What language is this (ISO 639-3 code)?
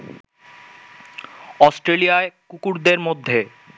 ben